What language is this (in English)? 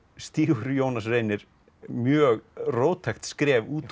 Icelandic